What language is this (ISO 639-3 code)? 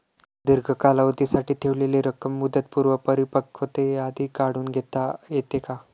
mar